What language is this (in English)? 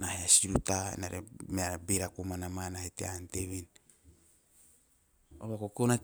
Teop